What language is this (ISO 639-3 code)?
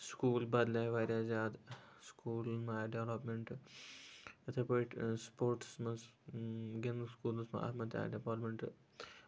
kas